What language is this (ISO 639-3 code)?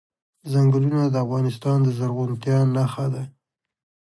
pus